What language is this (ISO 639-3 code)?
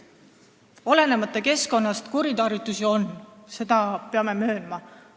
est